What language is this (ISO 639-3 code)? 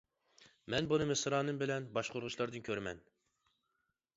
uig